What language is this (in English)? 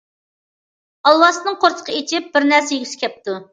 Uyghur